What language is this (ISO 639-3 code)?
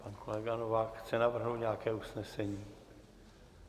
ces